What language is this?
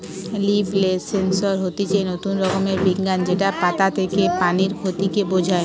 Bangla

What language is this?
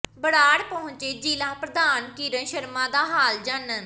Punjabi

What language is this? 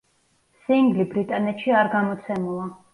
Georgian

